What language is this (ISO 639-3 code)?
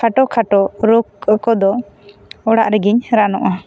sat